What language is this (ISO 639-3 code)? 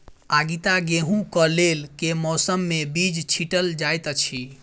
mai